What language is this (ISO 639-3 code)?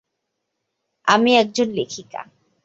ben